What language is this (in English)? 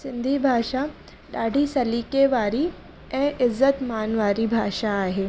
Sindhi